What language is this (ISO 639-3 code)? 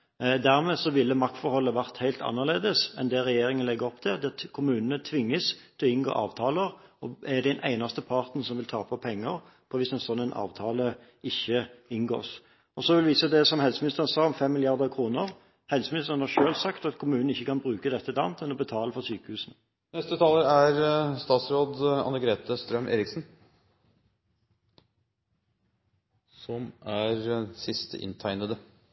nob